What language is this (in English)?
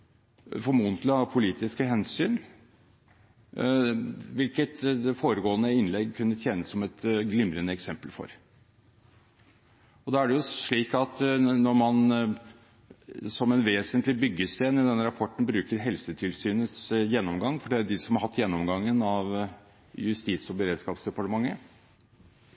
Norwegian Bokmål